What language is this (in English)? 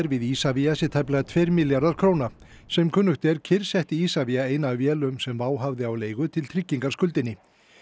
Icelandic